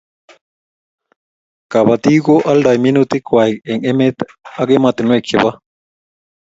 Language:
Kalenjin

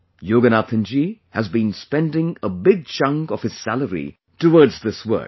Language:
English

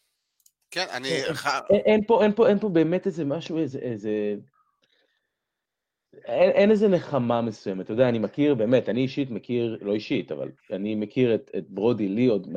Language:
Hebrew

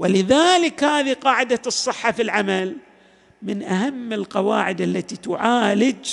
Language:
Arabic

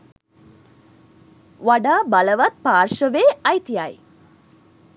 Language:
Sinhala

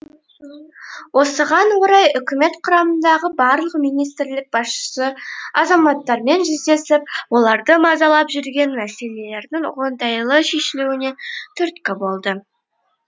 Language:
Kazakh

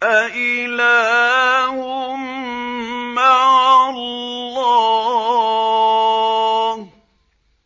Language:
Arabic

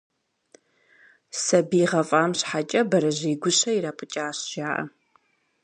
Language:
Kabardian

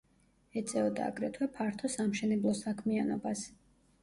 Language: Georgian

